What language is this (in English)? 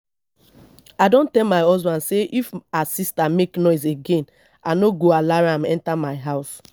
Nigerian Pidgin